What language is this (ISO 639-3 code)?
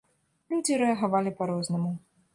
bel